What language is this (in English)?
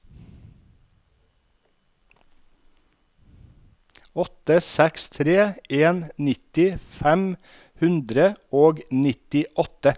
Norwegian